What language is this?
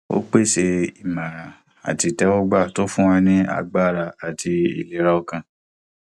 Yoruba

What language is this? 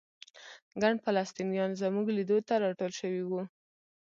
Pashto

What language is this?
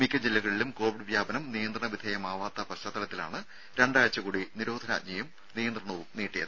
Malayalam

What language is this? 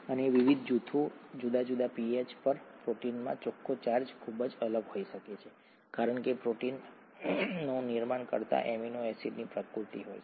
Gujarati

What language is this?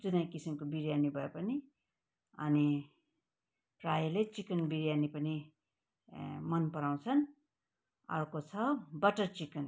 Nepali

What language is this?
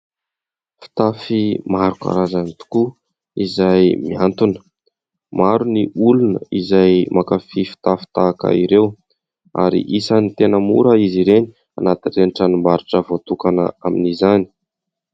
Malagasy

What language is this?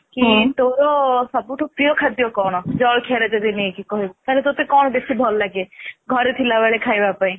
Odia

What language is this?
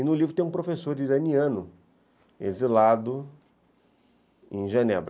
Portuguese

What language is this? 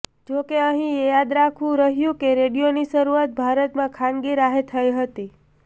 Gujarati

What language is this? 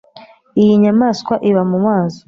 Kinyarwanda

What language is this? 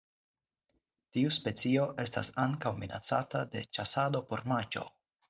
Esperanto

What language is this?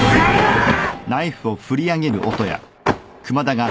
Japanese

